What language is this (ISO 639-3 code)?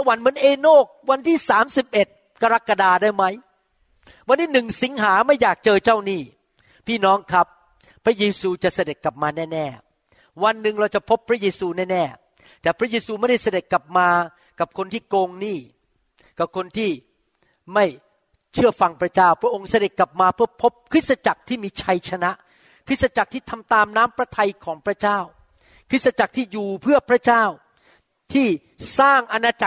tha